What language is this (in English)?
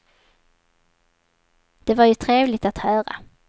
Swedish